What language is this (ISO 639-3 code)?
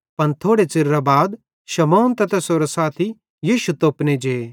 bhd